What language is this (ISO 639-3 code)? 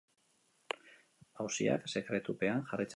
eus